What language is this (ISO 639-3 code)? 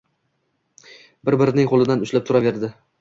uzb